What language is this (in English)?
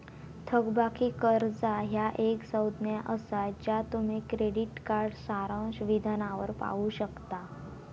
Marathi